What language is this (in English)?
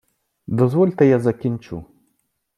Ukrainian